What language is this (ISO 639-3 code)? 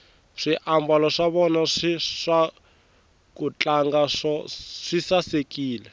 tso